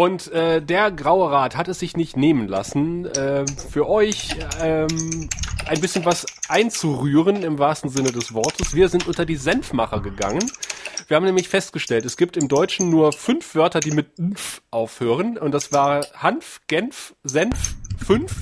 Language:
German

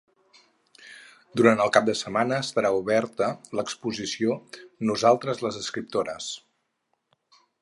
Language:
Catalan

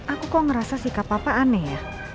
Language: Indonesian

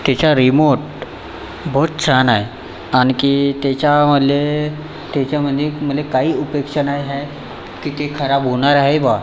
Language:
Marathi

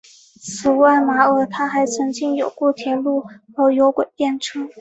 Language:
Chinese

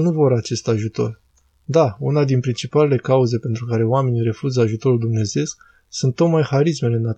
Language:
Romanian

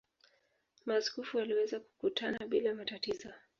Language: Swahili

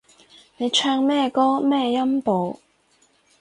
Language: Cantonese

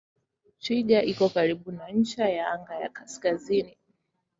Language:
Swahili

